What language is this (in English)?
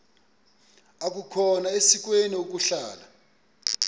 Xhosa